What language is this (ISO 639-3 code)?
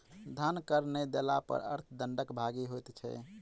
mai